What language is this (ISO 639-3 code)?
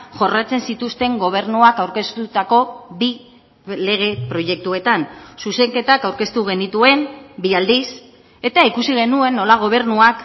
eus